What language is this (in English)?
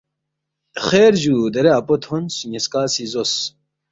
Balti